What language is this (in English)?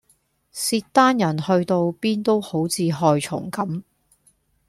Cantonese